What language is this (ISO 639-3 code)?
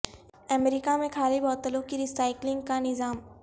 urd